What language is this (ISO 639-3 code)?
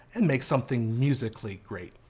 eng